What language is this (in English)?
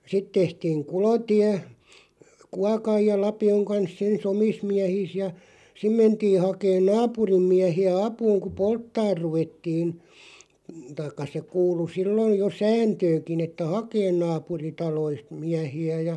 Finnish